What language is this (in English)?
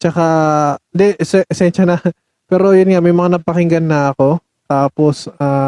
Filipino